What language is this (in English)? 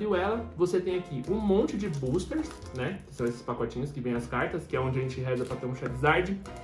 Portuguese